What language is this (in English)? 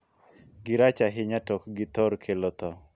Luo (Kenya and Tanzania)